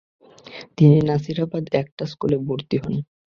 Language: Bangla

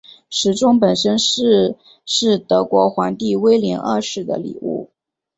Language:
Chinese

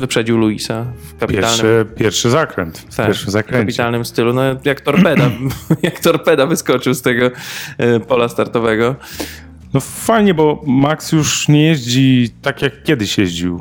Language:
Polish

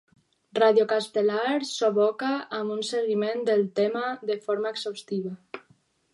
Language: Catalan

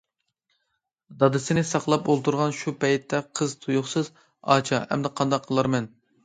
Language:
Uyghur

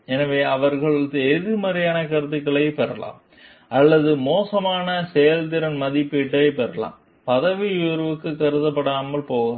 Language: Tamil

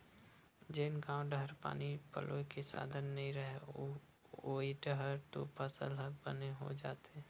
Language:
Chhattisgarhi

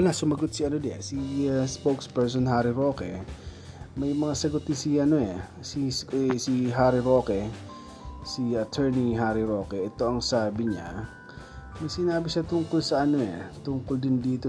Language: Filipino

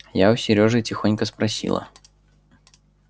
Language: Russian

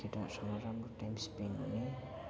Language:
Nepali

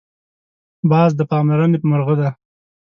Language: Pashto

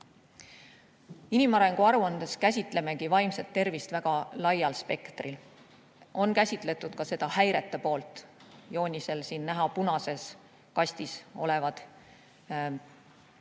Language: Estonian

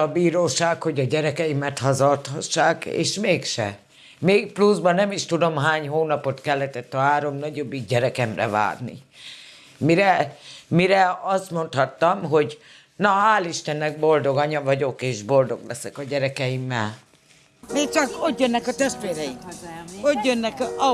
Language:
Hungarian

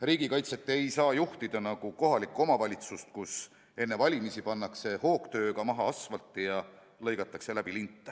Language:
Estonian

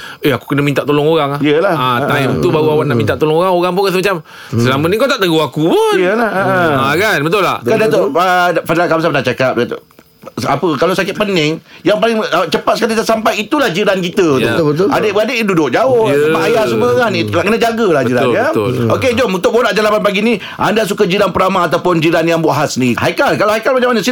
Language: Malay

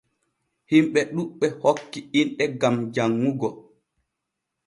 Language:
Borgu Fulfulde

